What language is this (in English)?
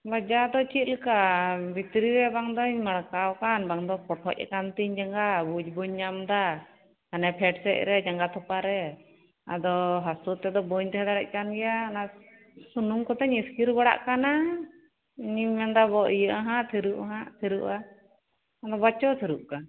Santali